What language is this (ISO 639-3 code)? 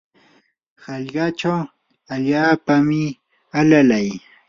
qur